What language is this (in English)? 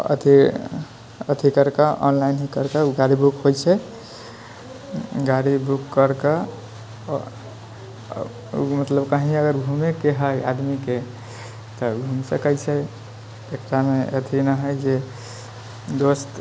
Maithili